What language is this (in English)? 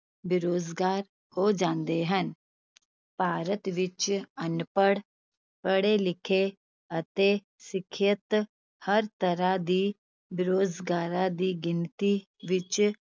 Punjabi